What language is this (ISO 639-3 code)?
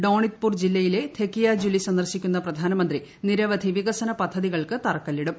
mal